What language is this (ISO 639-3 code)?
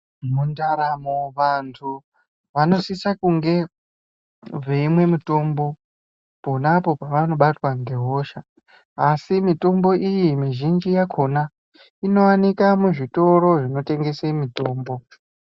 ndc